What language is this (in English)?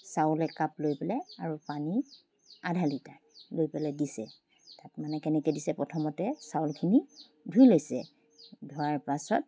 Assamese